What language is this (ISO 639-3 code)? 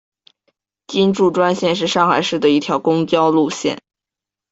zho